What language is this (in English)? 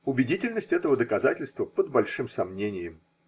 Russian